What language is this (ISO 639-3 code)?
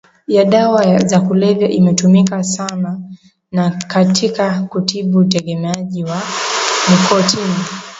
swa